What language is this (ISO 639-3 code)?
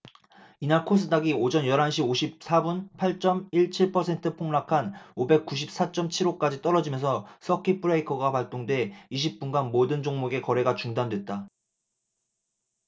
kor